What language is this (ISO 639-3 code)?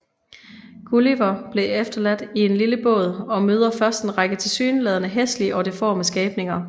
dan